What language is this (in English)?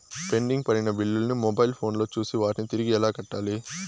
Telugu